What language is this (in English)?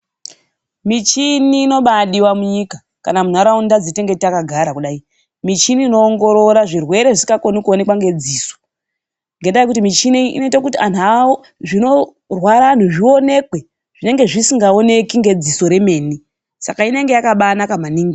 Ndau